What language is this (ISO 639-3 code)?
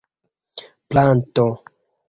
epo